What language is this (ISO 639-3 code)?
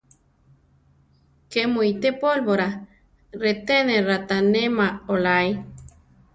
tar